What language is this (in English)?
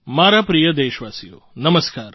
Gujarati